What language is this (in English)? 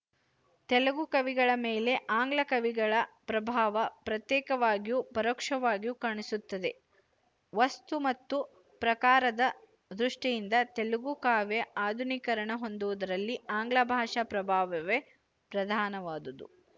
Kannada